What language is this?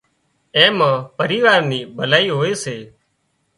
Wadiyara Koli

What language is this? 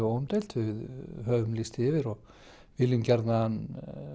Icelandic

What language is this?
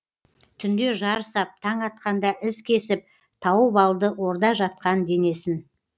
Kazakh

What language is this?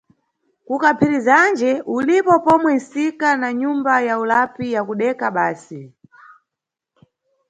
Nyungwe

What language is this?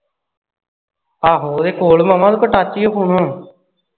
Punjabi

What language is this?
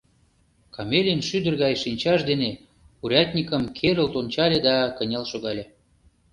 Mari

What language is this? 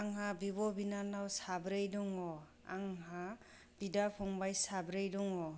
Bodo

